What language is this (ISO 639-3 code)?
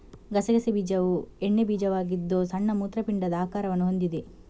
kan